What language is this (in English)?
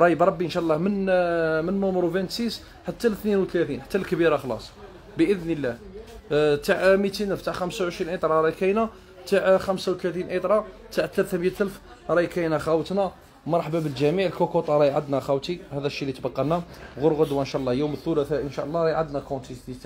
Arabic